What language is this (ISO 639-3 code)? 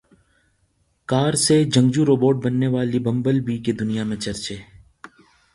urd